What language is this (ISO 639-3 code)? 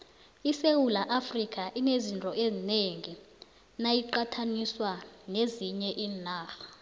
nbl